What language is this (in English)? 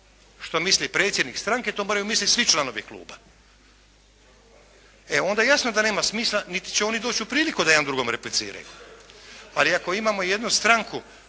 Croatian